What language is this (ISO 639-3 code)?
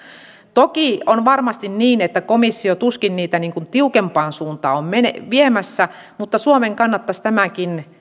fin